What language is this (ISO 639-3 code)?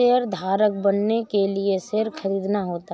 hin